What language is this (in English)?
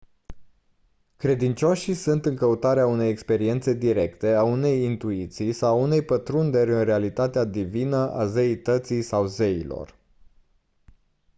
Romanian